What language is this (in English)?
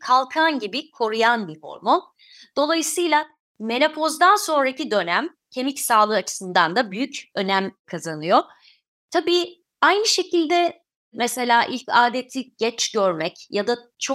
Turkish